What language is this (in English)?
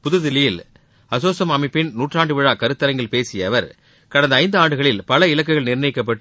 Tamil